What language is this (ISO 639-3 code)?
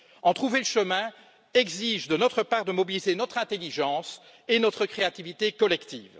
fra